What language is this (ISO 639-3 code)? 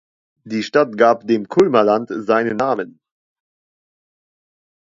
deu